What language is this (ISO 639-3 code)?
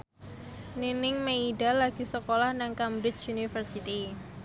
jav